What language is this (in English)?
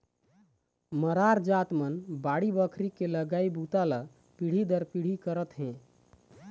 Chhattisgarhi